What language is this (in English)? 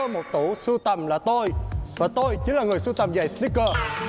Vietnamese